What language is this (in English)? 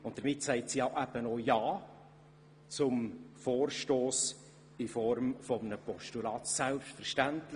Swiss German